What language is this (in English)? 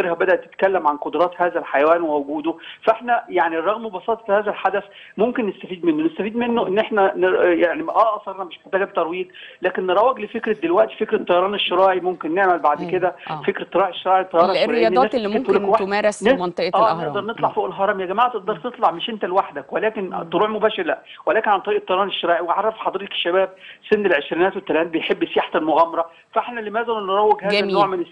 Arabic